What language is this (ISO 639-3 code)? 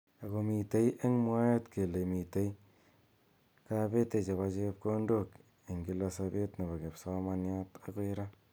kln